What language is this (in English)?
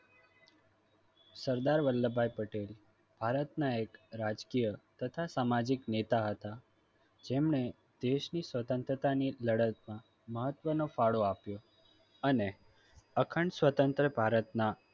Gujarati